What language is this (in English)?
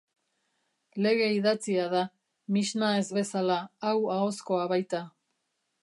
Basque